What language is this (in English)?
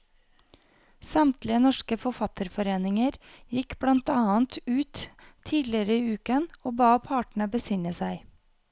Norwegian